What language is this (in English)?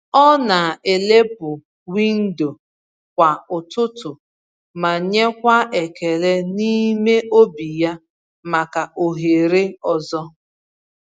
Igbo